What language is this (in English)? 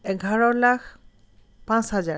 Assamese